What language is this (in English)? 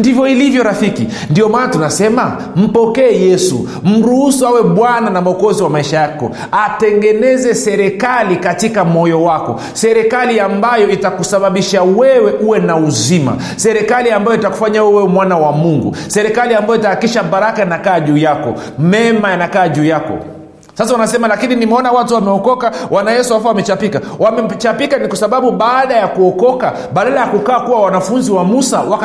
Swahili